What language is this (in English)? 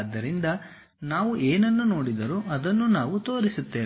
Kannada